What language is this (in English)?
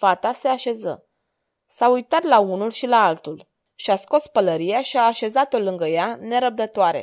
Romanian